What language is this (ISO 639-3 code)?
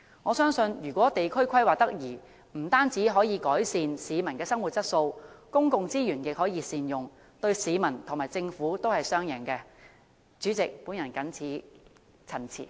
yue